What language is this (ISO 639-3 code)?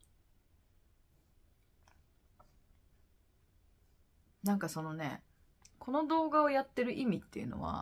jpn